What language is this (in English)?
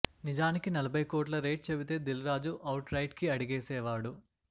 Telugu